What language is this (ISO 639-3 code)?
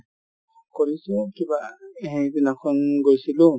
asm